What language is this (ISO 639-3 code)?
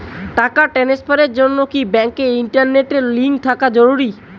ben